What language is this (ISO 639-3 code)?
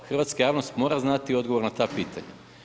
hrv